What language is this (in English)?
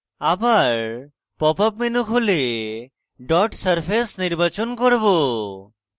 Bangla